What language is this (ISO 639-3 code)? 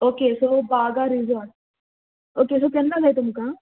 kok